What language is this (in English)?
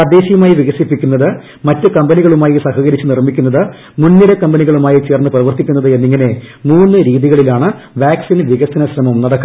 Malayalam